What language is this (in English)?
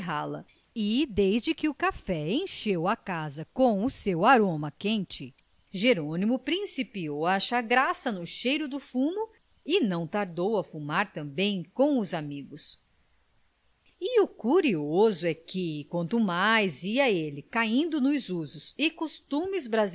Portuguese